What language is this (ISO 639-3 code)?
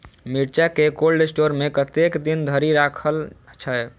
mai